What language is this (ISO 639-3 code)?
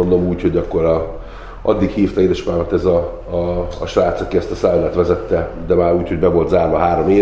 hun